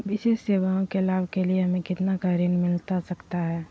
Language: Magahi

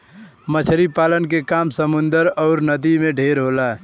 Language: Bhojpuri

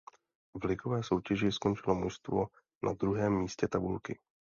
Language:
Czech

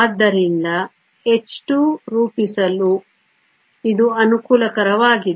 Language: Kannada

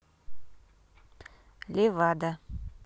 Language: Russian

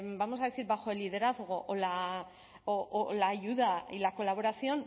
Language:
Spanish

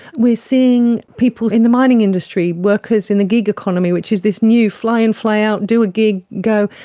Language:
English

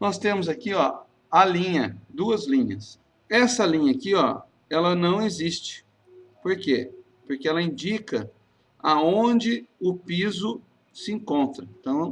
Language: Portuguese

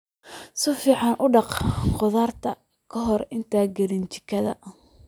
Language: Somali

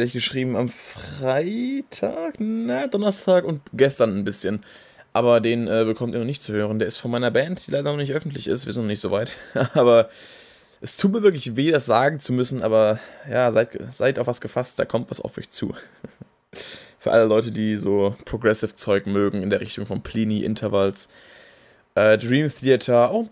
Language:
German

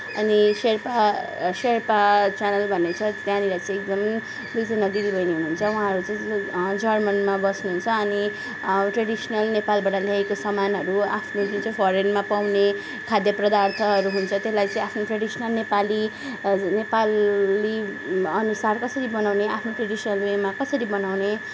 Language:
Nepali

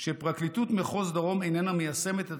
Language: Hebrew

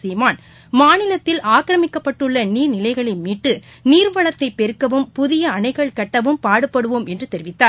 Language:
Tamil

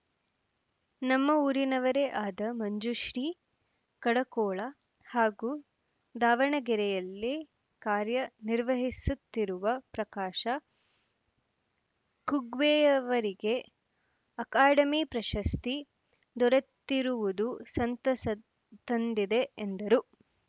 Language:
Kannada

